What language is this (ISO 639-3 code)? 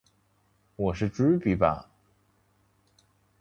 zho